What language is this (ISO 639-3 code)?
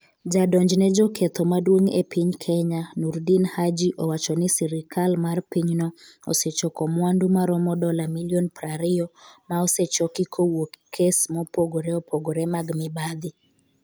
luo